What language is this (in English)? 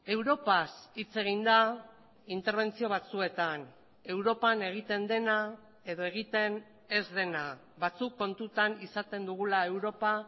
Basque